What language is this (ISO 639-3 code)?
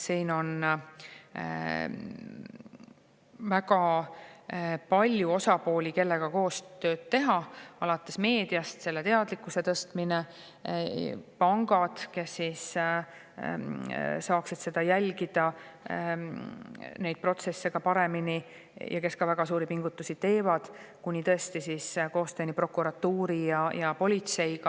est